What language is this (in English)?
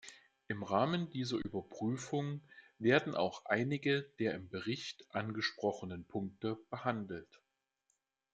German